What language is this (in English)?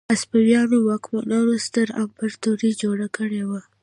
Pashto